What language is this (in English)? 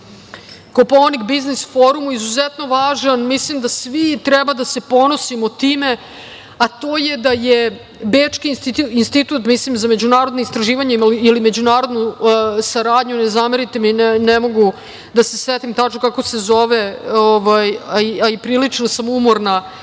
Serbian